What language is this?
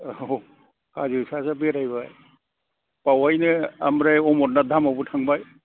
Bodo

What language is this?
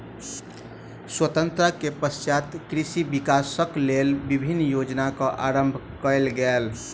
Maithili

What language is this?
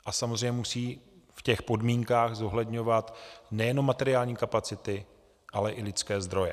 Czech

